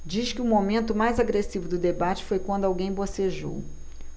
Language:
Portuguese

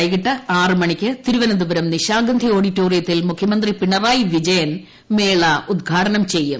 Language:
Malayalam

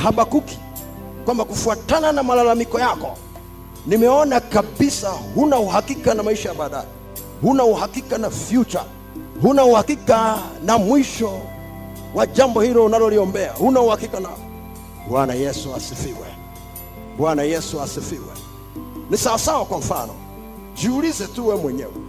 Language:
Swahili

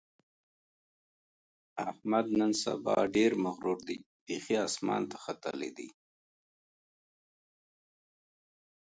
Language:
Pashto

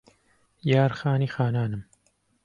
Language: Central Kurdish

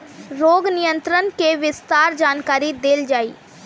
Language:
Bhojpuri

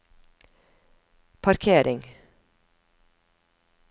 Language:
Norwegian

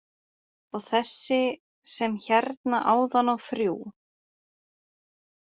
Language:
Icelandic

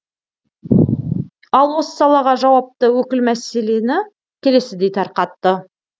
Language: Kazakh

